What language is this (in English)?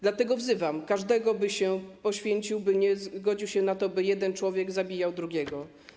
Polish